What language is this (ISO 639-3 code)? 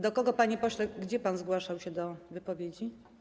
pol